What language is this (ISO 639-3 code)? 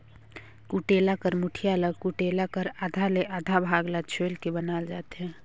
hne